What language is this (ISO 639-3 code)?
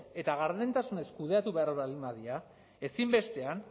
eus